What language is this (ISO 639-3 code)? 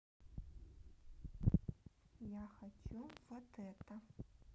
rus